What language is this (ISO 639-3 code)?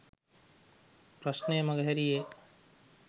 sin